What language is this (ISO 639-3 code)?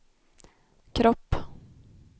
swe